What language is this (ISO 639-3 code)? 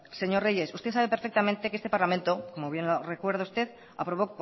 spa